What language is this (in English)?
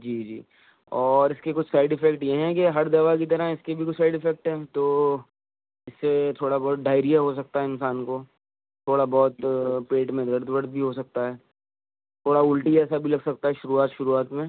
Urdu